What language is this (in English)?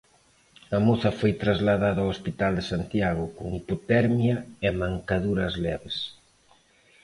Galician